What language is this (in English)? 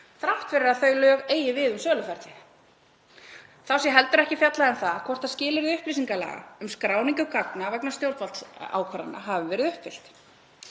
Icelandic